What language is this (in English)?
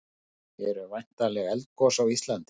Icelandic